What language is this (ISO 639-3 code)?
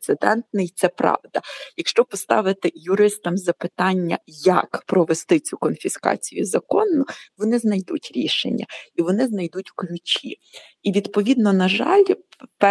ukr